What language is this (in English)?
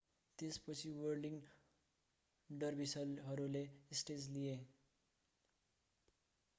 Nepali